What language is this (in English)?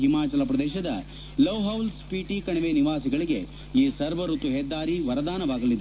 Kannada